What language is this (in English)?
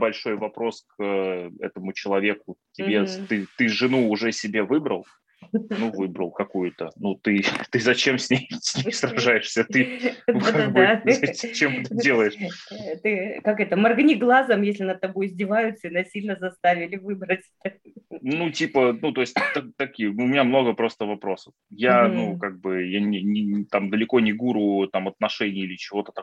Russian